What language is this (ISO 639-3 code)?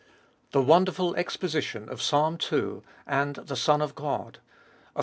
eng